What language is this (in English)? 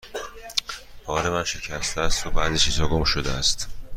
Persian